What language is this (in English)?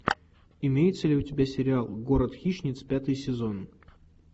Russian